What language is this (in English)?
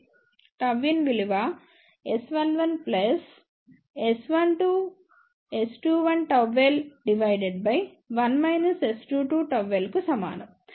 Telugu